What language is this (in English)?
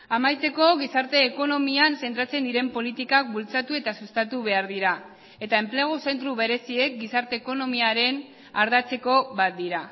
Basque